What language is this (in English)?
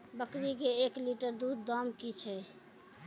Maithili